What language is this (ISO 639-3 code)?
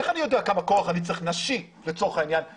heb